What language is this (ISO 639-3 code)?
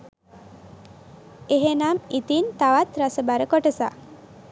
sin